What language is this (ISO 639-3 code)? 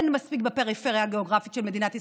heb